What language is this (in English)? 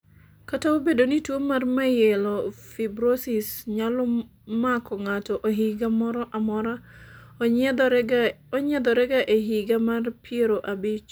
Luo (Kenya and Tanzania)